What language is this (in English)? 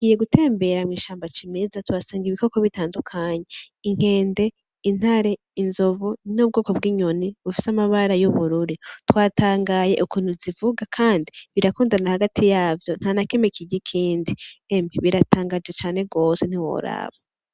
Rundi